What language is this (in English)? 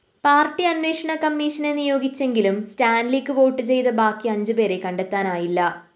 Malayalam